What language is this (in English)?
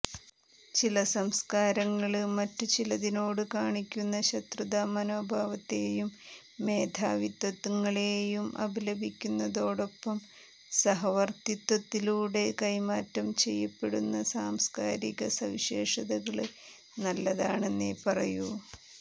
Malayalam